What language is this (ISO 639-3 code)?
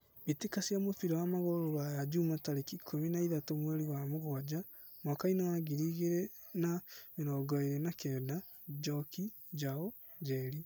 kik